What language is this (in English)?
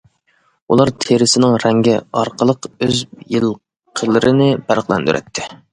Uyghur